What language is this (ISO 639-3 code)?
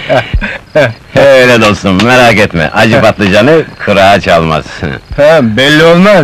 tur